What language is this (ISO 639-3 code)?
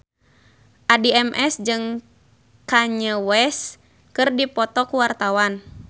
sun